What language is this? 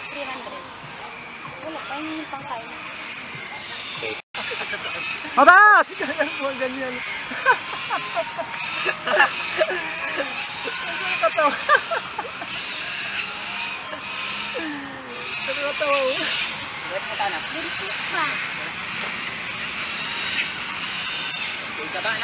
Indonesian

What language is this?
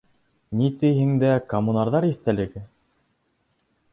Bashkir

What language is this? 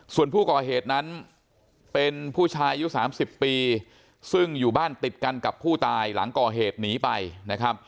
Thai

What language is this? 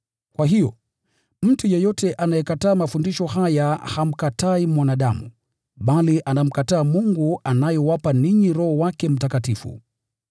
Swahili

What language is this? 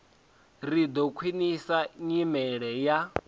Venda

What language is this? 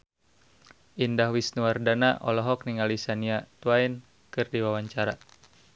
Sundanese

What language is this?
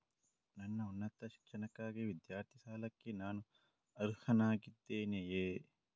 Kannada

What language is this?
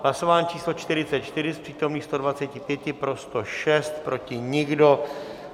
Czech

